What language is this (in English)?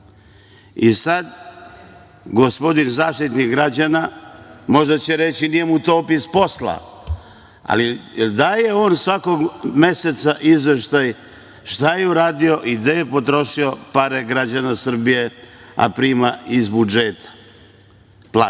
Serbian